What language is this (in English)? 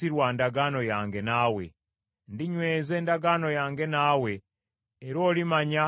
Ganda